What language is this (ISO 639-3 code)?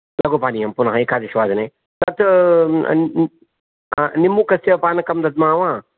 san